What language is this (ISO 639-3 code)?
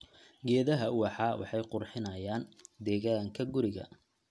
som